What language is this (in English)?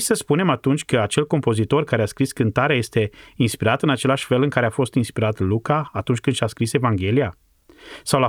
Romanian